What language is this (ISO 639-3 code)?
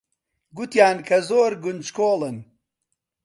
ckb